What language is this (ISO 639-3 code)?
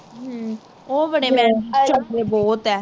pan